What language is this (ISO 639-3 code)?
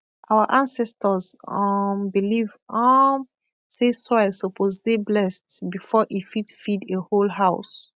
pcm